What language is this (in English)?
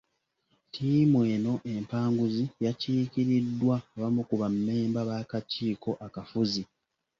Ganda